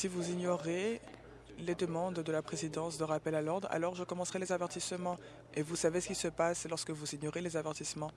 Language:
French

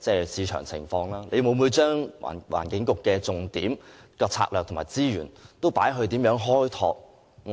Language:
Cantonese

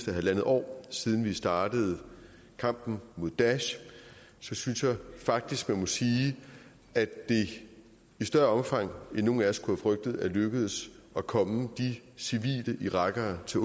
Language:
Danish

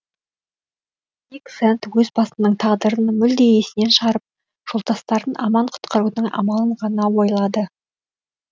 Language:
Kazakh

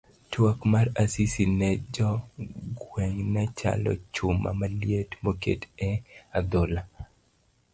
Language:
Luo (Kenya and Tanzania)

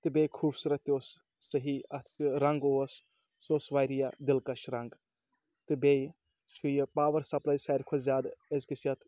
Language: Kashmiri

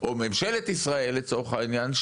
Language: Hebrew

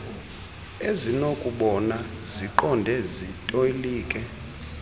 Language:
Xhosa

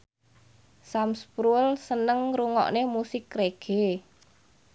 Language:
Javanese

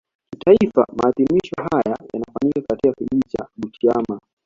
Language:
Swahili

